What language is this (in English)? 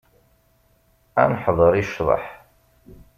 Kabyle